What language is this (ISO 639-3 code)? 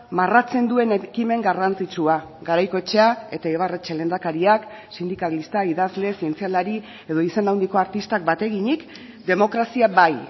eus